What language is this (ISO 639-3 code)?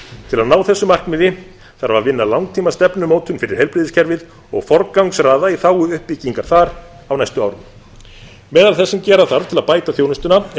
isl